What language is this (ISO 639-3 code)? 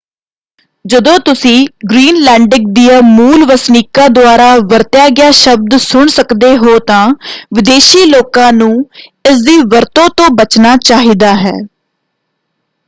pan